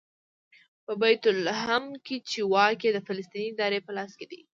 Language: Pashto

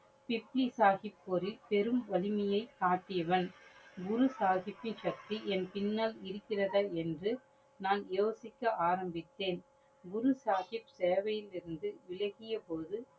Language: Tamil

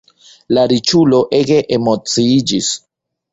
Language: Esperanto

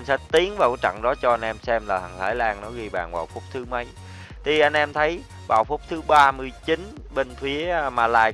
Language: Vietnamese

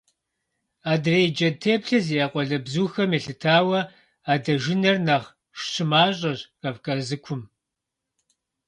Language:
Kabardian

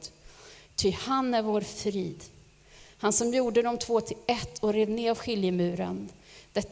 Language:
Swedish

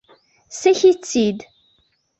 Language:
Kabyle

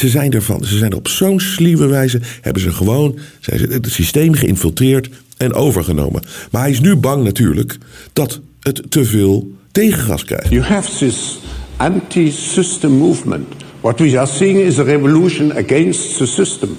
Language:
Dutch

